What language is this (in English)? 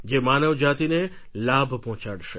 Gujarati